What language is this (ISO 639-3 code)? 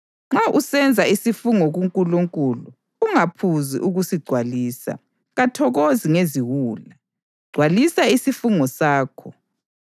nde